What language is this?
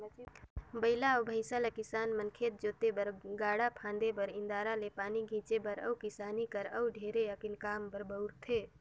Chhattisgarhi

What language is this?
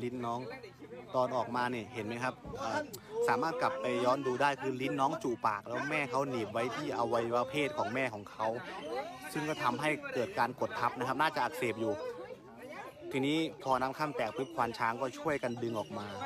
Thai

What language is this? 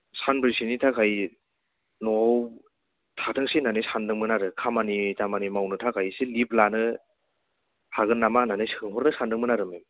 Bodo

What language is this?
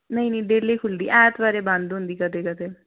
Dogri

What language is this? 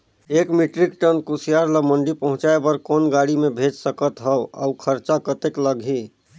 Chhattisgarhi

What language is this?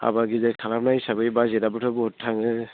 Bodo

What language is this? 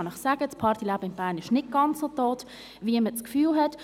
Swiss German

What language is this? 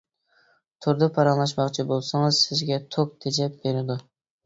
Uyghur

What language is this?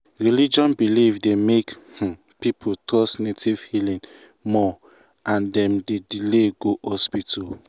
Nigerian Pidgin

